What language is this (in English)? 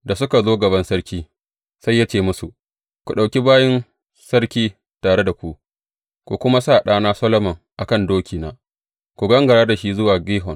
Hausa